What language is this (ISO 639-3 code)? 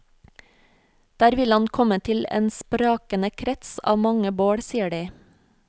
nor